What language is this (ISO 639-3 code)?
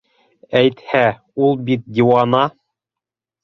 bak